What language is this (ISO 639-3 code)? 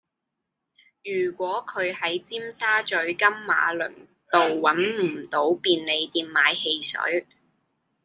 yue